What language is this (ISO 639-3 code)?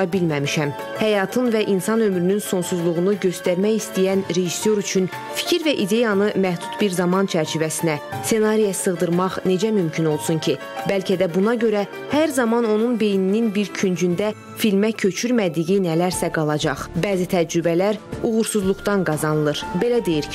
tur